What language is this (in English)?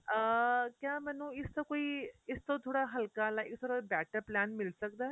Punjabi